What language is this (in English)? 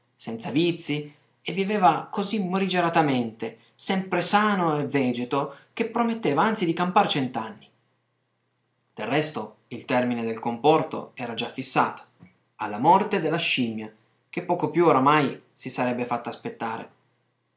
Italian